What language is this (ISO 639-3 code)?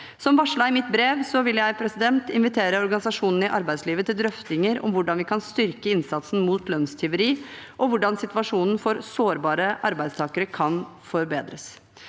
nor